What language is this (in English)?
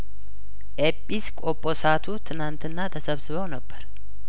Amharic